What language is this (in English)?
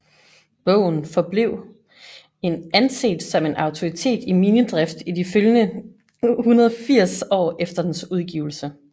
Danish